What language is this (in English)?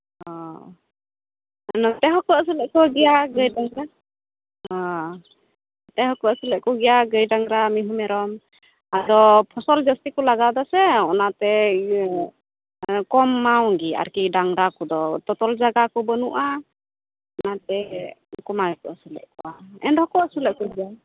Santali